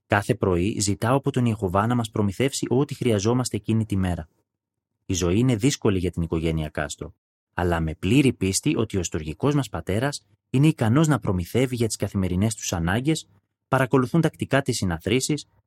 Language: Greek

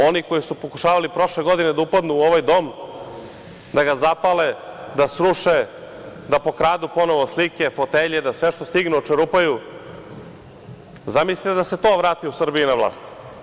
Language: Serbian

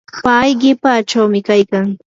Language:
Yanahuanca Pasco Quechua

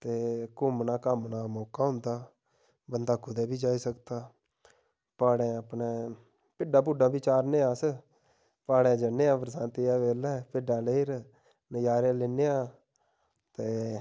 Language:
Dogri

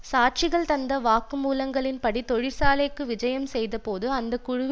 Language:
Tamil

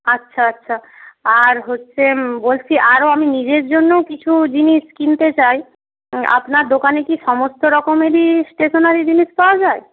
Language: Bangla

